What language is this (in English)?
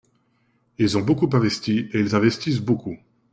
French